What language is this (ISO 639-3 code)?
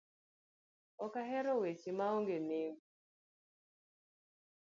luo